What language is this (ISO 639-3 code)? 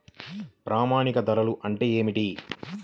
tel